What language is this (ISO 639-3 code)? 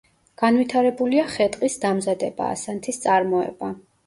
kat